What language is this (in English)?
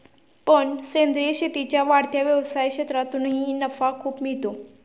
Marathi